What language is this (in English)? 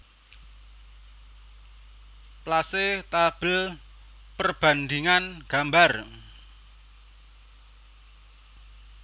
Javanese